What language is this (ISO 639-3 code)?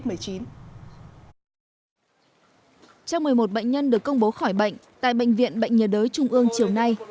vie